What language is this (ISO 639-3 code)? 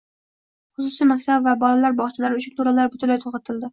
uzb